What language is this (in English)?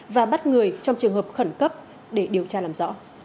Vietnamese